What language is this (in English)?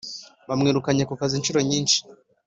Kinyarwanda